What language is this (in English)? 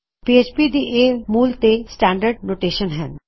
Punjabi